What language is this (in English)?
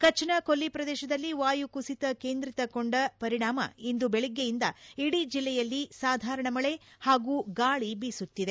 Kannada